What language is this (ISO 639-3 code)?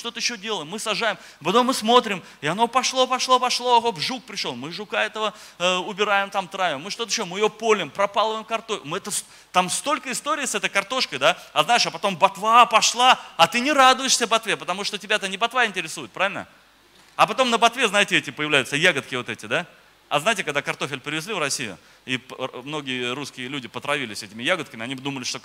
rus